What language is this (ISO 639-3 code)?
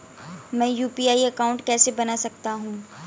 hin